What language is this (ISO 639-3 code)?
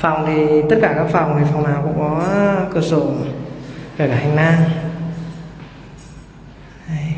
vie